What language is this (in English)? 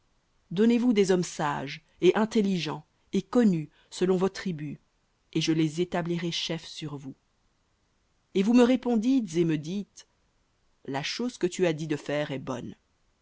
French